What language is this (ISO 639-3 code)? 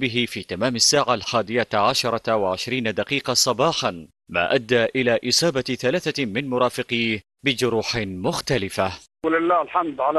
ara